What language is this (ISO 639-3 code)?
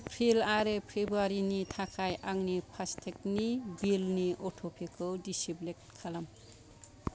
brx